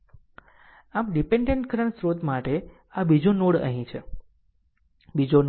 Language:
Gujarati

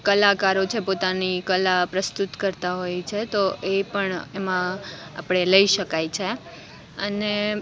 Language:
Gujarati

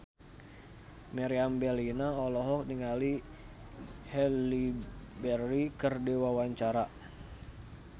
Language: Sundanese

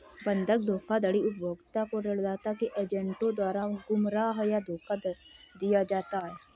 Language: Hindi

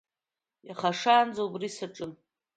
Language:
Abkhazian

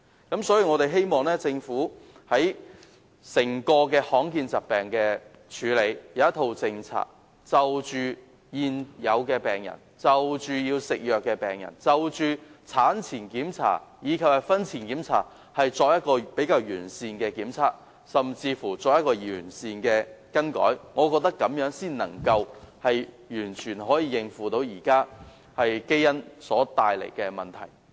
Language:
Cantonese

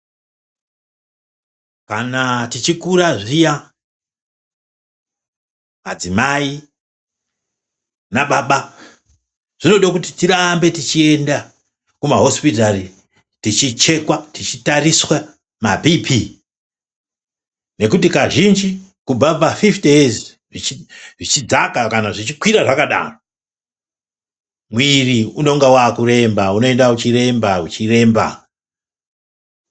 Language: Ndau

